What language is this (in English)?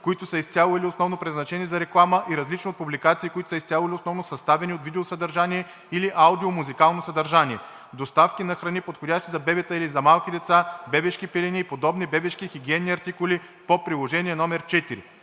Bulgarian